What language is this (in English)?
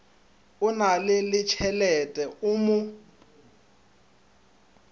Northern Sotho